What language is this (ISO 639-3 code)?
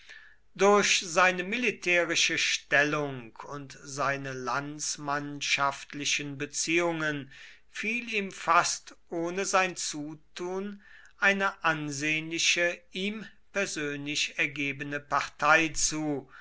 deu